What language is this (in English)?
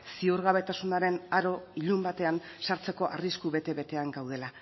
Basque